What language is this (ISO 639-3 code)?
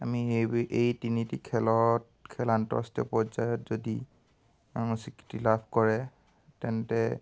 asm